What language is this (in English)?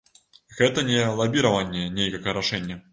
Belarusian